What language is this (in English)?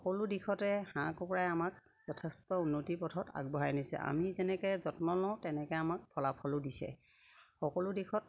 Assamese